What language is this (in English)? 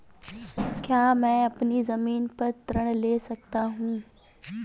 Hindi